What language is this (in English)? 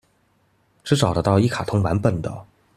Chinese